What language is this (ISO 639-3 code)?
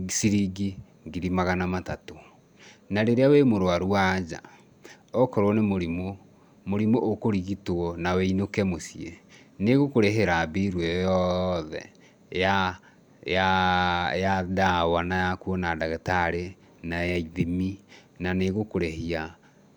kik